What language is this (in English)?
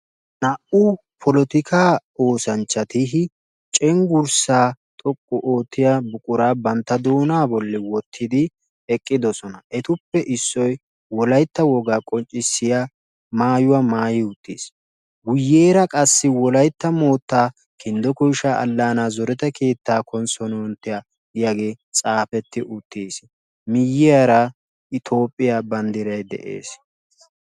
Wolaytta